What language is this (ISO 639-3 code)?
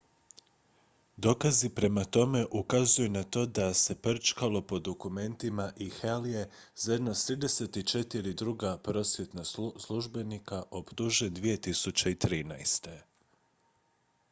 hrv